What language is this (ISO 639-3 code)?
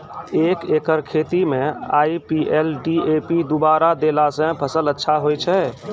mai